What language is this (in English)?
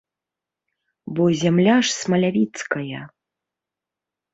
Belarusian